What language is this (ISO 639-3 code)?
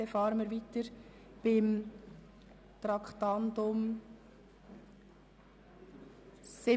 gsw